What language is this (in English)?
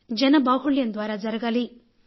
Telugu